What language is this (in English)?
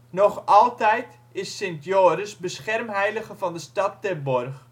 Dutch